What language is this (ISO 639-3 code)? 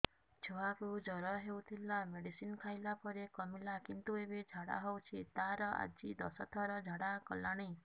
ori